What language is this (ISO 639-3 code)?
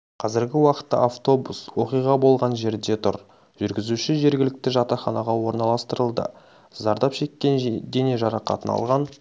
kaz